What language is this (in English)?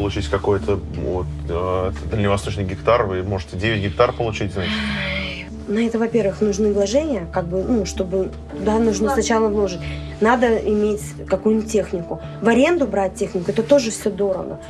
Russian